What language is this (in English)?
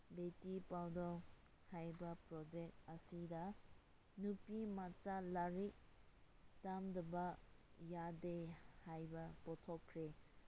Manipuri